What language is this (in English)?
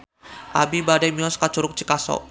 Sundanese